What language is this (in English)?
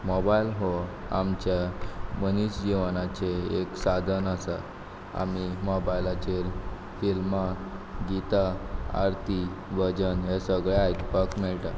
Konkani